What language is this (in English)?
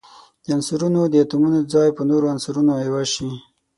Pashto